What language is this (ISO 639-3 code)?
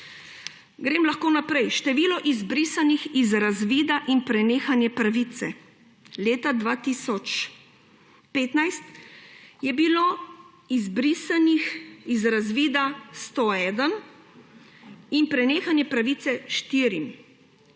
slv